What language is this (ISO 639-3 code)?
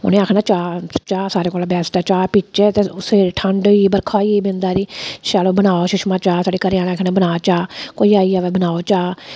doi